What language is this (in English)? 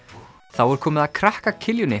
Icelandic